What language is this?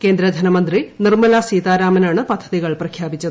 Malayalam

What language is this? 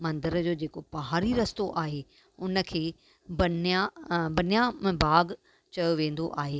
Sindhi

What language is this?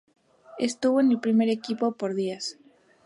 Spanish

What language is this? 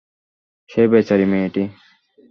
Bangla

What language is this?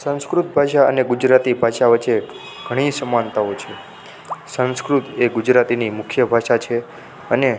Gujarati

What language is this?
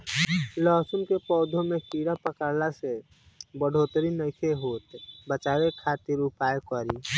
Bhojpuri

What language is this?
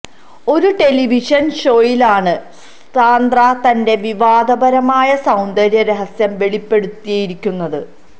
Malayalam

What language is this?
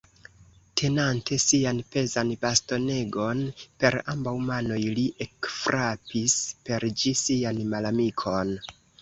Esperanto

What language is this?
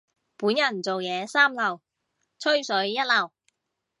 Cantonese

